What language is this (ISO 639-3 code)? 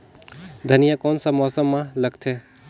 hne